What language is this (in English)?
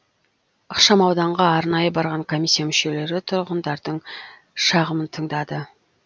Kazakh